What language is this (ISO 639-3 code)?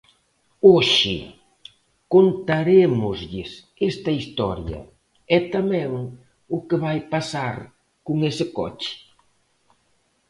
glg